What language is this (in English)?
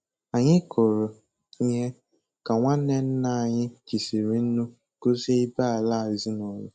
Igbo